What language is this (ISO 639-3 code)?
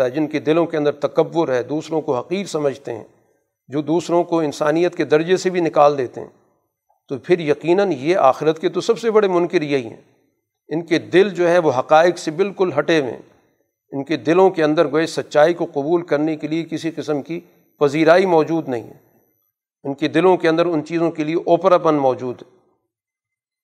urd